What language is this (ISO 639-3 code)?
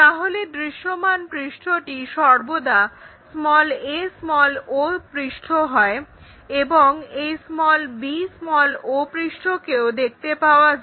ben